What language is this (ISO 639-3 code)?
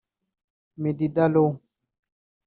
kin